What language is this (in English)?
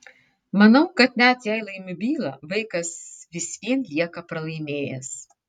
Lithuanian